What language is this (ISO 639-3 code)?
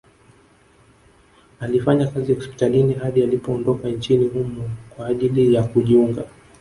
swa